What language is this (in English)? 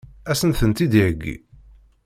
Kabyle